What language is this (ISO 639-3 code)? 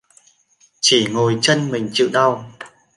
vie